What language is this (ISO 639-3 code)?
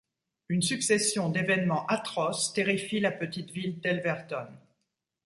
fra